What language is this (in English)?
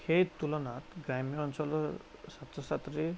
Assamese